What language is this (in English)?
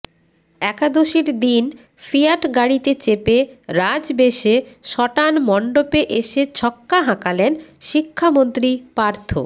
Bangla